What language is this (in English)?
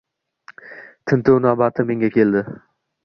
Uzbek